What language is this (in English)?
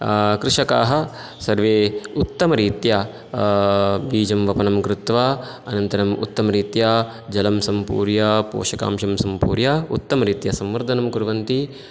Sanskrit